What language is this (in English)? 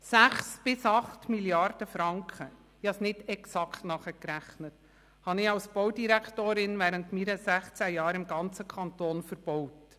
Swiss German